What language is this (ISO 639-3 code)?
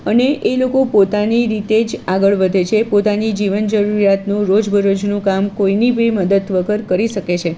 guj